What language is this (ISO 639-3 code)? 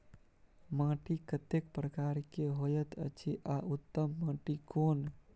mai